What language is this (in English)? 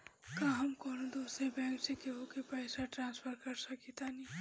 Bhojpuri